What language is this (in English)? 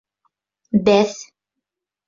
Bashkir